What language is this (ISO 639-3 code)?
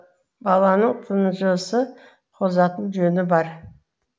kaz